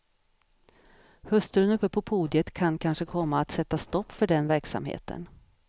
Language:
Swedish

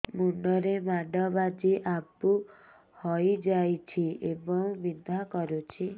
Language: Odia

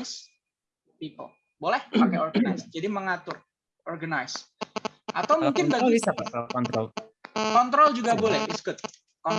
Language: Indonesian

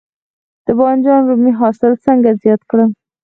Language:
Pashto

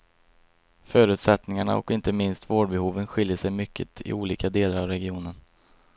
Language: Swedish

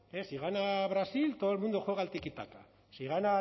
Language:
Spanish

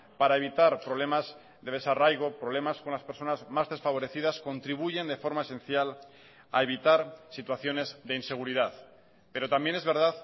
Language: Spanish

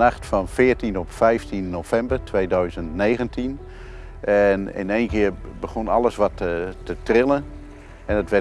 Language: Dutch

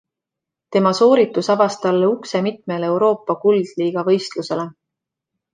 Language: Estonian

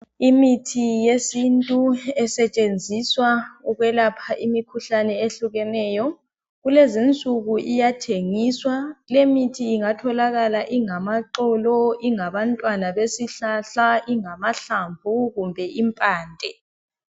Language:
North Ndebele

